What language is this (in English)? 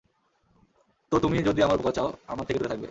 Bangla